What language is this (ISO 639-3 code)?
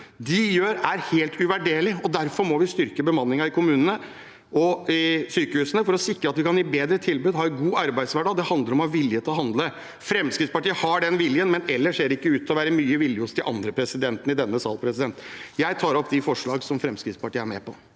nor